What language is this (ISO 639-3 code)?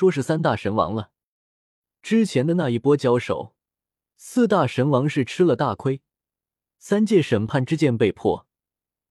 zho